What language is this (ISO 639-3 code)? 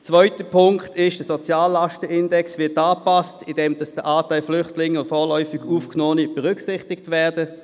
gsw